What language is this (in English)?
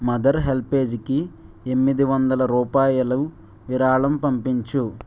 Telugu